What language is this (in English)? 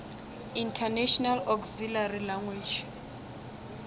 Northern Sotho